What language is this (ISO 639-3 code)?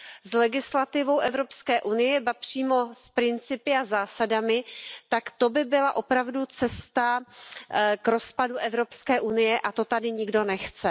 ces